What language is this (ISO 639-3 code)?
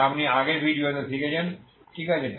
ben